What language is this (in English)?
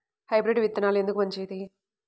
Telugu